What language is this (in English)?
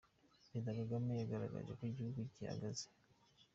Kinyarwanda